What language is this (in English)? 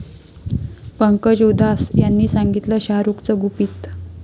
Marathi